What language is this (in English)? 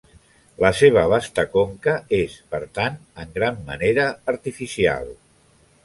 Catalan